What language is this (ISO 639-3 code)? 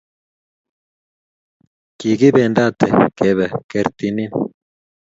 kln